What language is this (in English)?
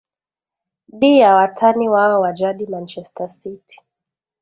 Swahili